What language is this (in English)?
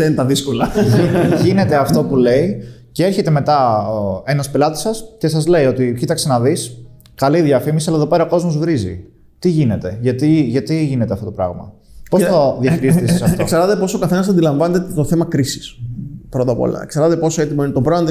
Greek